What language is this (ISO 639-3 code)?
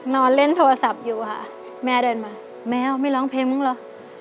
tha